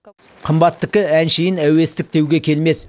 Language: Kazakh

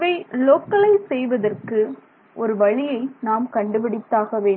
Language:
Tamil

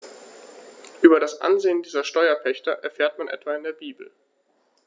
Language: German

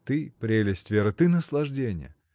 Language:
Russian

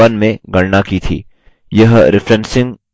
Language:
Hindi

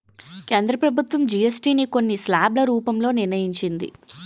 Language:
Telugu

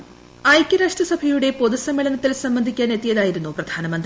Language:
Malayalam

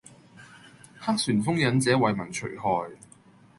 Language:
Cantonese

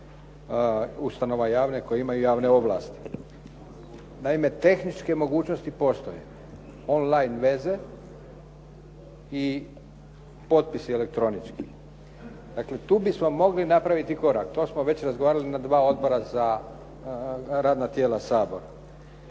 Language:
Croatian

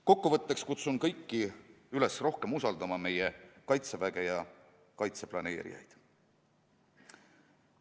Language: Estonian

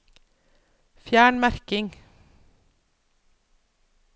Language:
Norwegian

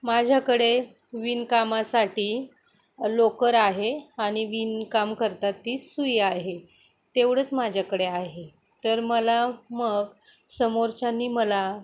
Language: Marathi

